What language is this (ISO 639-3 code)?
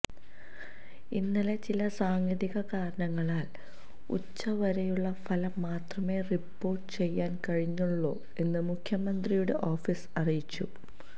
mal